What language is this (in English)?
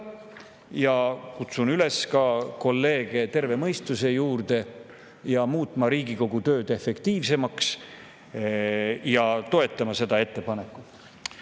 Estonian